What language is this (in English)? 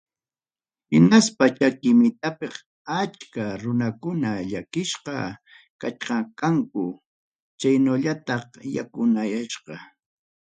Ayacucho Quechua